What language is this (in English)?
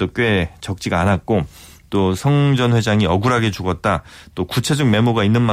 Korean